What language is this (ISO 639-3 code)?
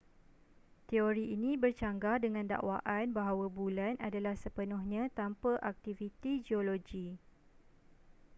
msa